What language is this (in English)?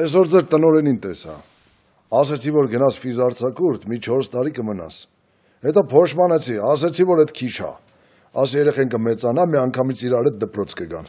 Romanian